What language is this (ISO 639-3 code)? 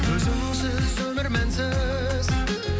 kaz